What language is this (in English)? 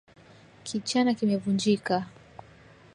Swahili